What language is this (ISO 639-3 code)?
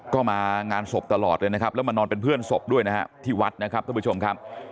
tha